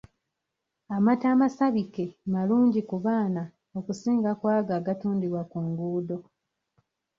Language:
Ganda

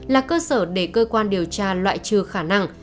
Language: Vietnamese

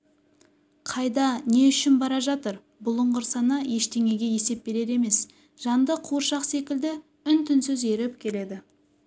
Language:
Kazakh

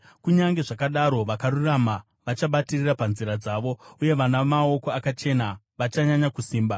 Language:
Shona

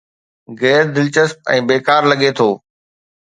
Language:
Sindhi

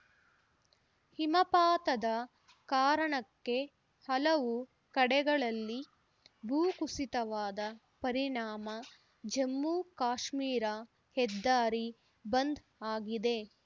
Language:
Kannada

